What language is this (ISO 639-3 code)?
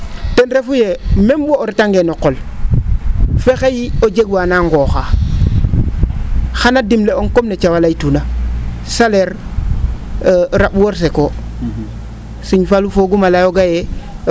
srr